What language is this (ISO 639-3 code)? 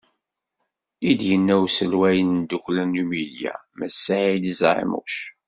kab